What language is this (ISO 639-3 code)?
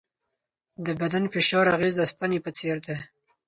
pus